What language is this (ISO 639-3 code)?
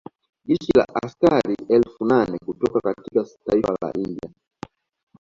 swa